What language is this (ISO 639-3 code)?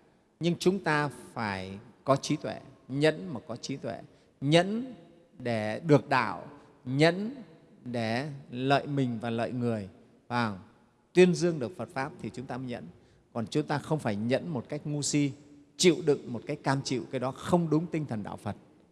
vie